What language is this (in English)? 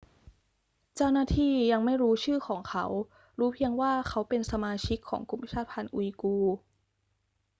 Thai